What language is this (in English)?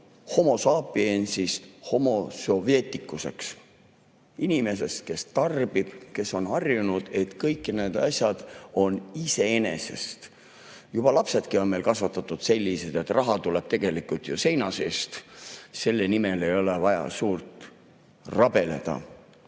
Estonian